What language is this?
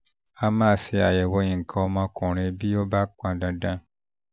Yoruba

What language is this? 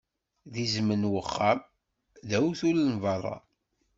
Kabyle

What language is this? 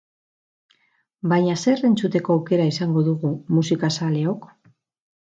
Basque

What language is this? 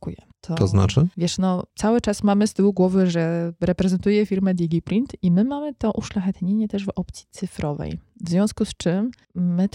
Polish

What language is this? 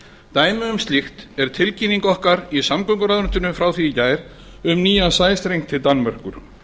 Icelandic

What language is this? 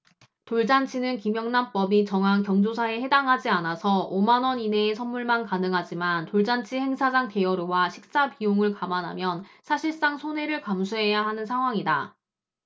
Korean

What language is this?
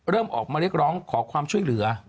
Thai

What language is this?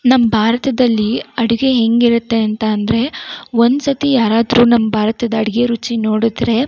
Kannada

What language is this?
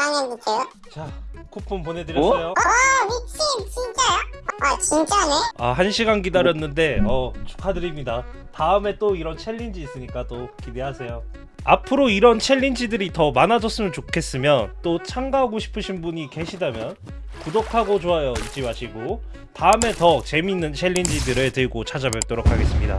Korean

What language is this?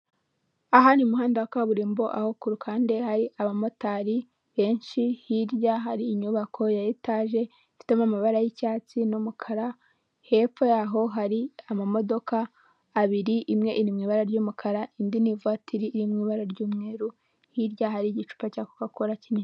Kinyarwanda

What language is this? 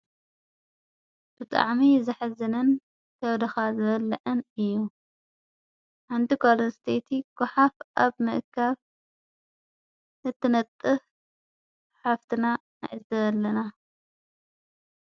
Tigrinya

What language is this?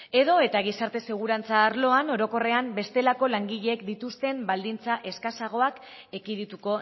Basque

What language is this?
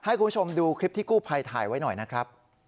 Thai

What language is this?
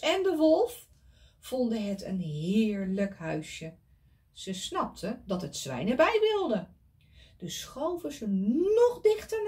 Dutch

